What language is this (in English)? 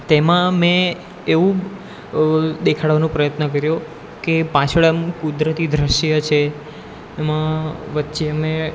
Gujarati